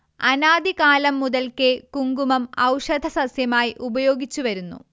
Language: Malayalam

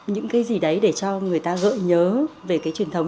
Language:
Vietnamese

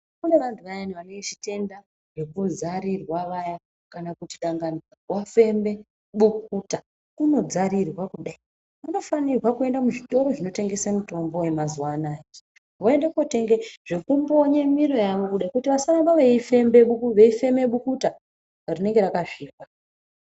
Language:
Ndau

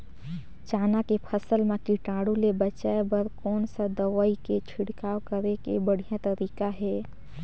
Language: Chhattisgarhi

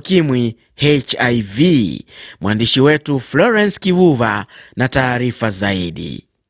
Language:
Swahili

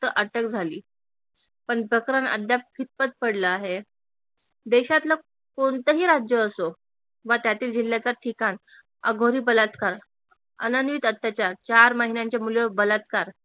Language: Marathi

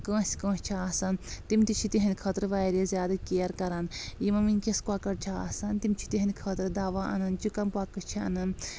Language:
Kashmiri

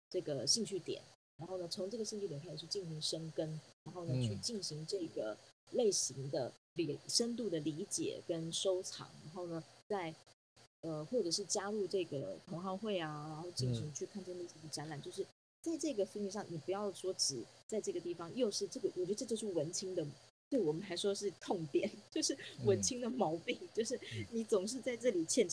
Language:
Chinese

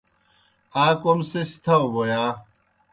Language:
Kohistani Shina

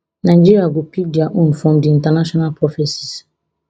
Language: Nigerian Pidgin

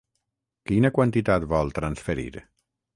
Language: Catalan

